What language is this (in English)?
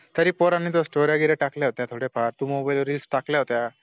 Marathi